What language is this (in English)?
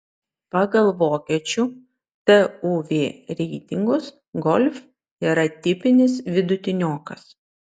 Lithuanian